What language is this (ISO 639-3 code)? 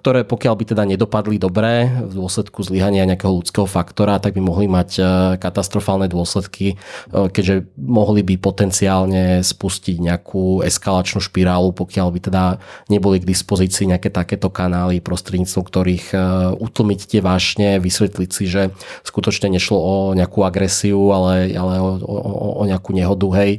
slk